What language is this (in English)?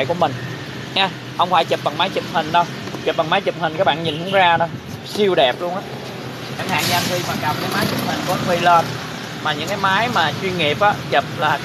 Vietnamese